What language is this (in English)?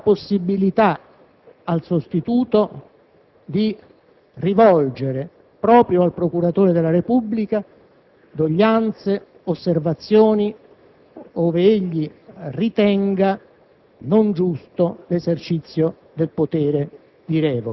Italian